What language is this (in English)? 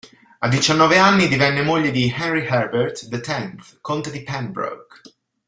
Italian